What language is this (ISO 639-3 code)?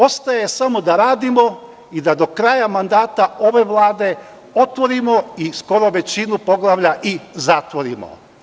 srp